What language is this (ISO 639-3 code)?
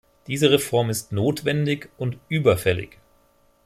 deu